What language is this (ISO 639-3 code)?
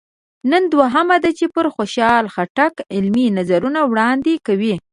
pus